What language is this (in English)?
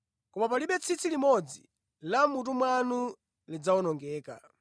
Nyanja